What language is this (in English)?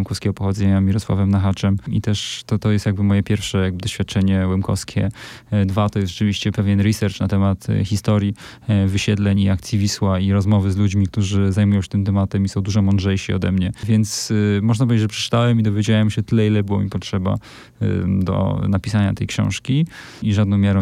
Polish